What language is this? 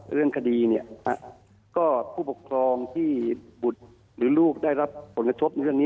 Thai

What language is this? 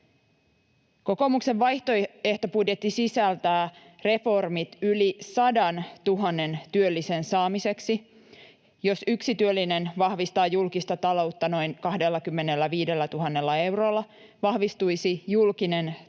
Finnish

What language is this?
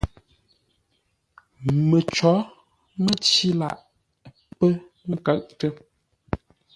Ngombale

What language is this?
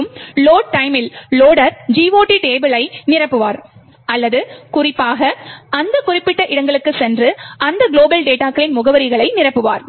Tamil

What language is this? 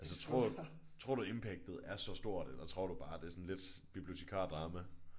Danish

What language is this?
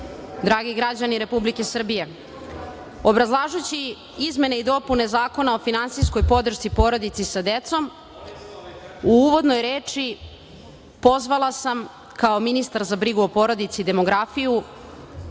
Serbian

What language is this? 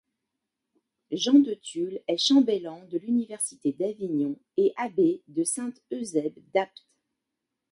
French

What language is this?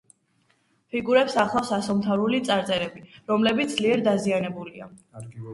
Georgian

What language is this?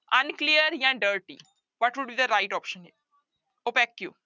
Punjabi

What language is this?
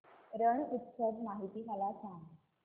Marathi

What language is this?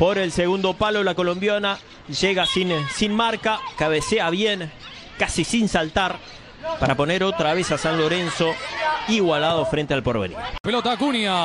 Spanish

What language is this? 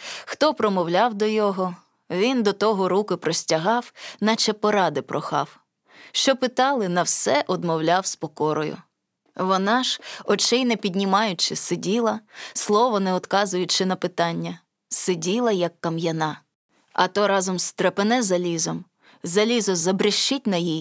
Ukrainian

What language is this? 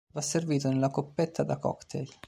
Italian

